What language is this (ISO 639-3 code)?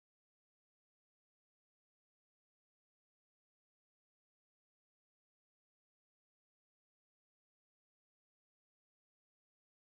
hau